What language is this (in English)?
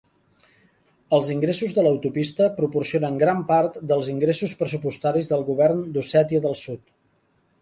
Catalan